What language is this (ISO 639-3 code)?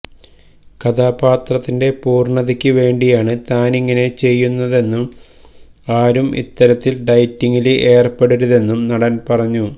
mal